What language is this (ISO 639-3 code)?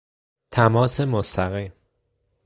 fas